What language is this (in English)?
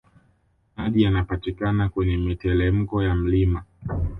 Swahili